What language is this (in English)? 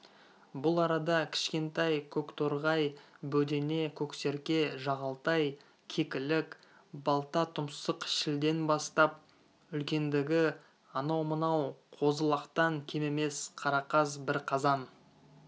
Kazakh